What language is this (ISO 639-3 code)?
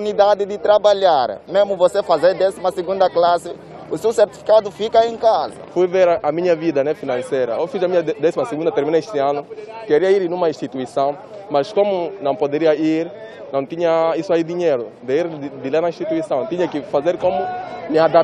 por